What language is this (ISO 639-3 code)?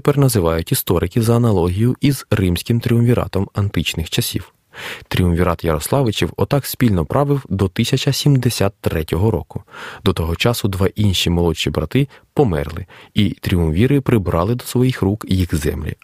ukr